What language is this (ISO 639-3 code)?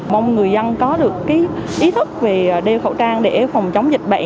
vie